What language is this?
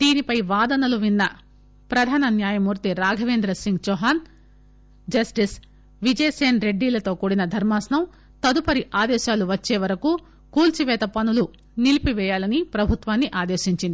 Telugu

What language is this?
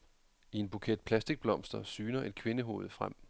Danish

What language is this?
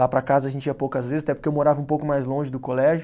Portuguese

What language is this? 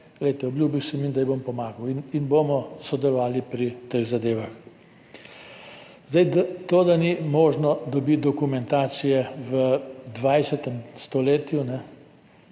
Slovenian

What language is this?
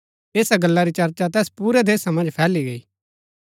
Gaddi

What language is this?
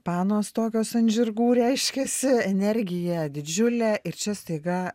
Lithuanian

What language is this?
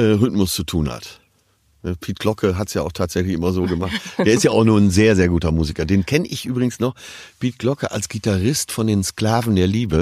German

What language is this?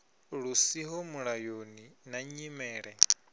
Venda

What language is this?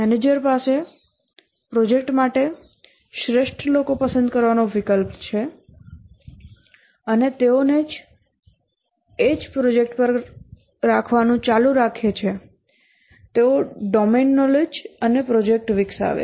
Gujarati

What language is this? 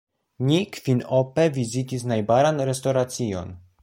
Esperanto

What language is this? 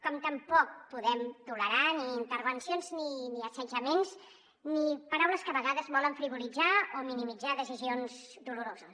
Catalan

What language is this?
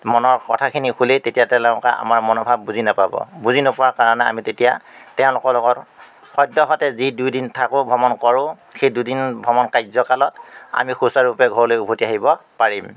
Assamese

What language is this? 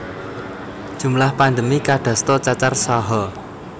Javanese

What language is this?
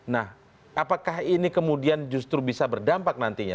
Indonesian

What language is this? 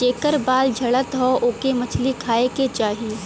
Bhojpuri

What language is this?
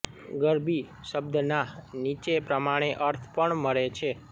Gujarati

